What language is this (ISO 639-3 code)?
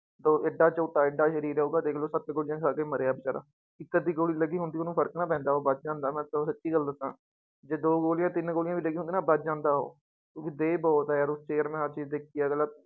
pan